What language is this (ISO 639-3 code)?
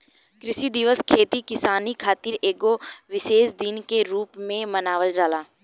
bho